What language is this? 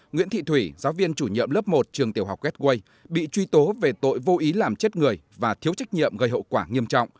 Vietnamese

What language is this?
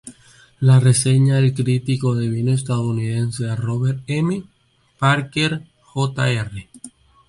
Spanish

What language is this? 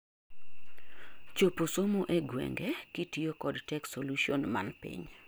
Luo (Kenya and Tanzania)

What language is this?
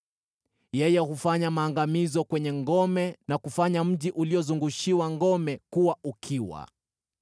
Swahili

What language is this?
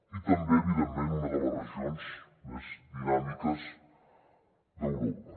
Catalan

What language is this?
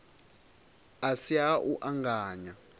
Venda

